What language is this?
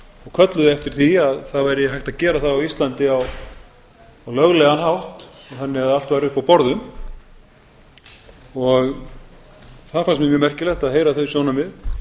Icelandic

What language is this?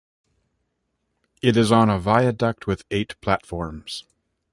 English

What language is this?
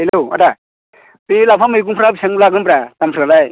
Bodo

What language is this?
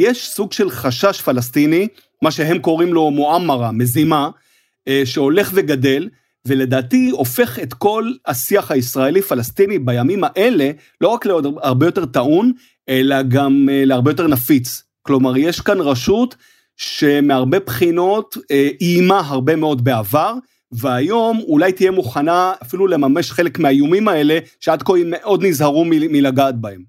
Hebrew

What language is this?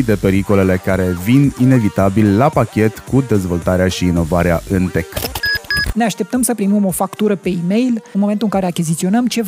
Romanian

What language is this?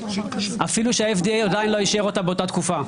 Hebrew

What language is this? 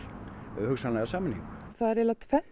Icelandic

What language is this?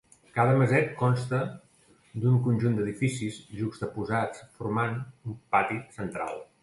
Catalan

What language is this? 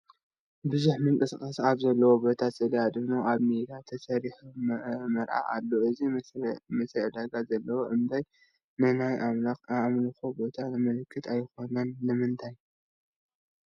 Tigrinya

